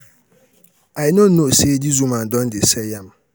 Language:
Nigerian Pidgin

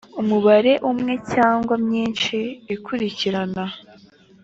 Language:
Kinyarwanda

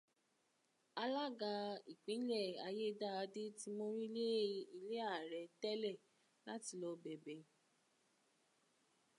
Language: Yoruba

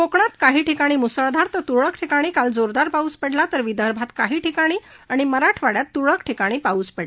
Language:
Marathi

